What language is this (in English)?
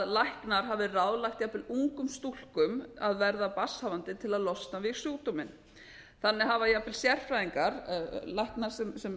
Icelandic